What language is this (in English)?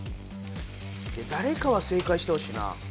Japanese